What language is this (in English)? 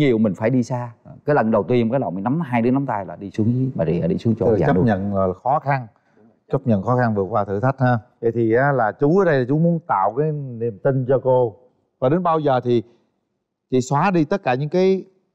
Vietnamese